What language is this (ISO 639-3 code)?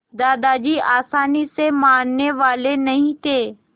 hin